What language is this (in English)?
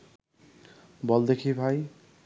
Bangla